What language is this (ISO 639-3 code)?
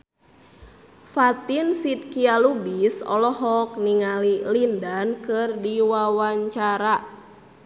sun